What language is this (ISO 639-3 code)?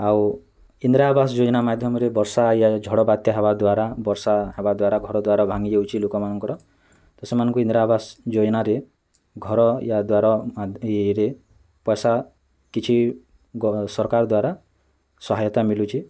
ori